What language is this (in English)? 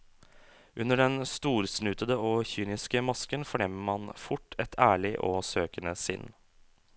Norwegian